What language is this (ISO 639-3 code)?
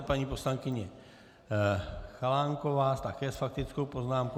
ces